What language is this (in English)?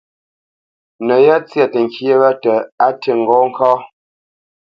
Bamenyam